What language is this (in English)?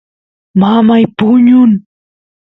Santiago del Estero Quichua